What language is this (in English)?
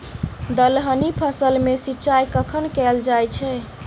Maithili